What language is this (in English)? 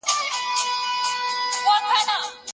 Pashto